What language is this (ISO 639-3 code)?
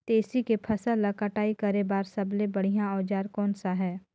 hne